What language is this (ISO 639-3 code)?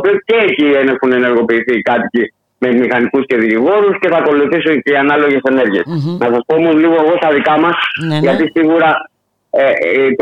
ell